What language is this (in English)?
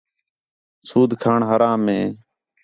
Khetrani